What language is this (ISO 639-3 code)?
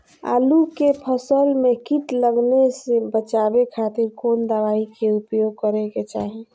mag